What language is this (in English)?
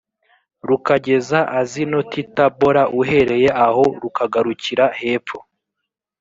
Kinyarwanda